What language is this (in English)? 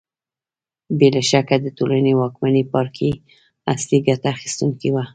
Pashto